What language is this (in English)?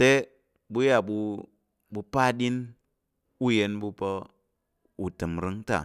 Tarok